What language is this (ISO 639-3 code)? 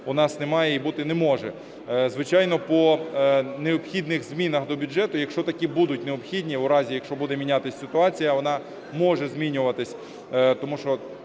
ukr